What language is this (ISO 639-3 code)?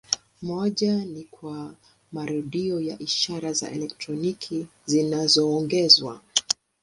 swa